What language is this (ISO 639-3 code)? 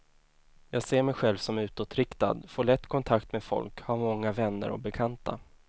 swe